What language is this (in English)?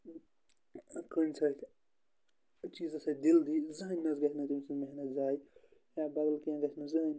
Kashmiri